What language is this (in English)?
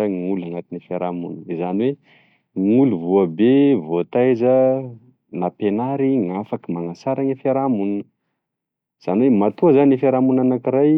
Tesaka Malagasy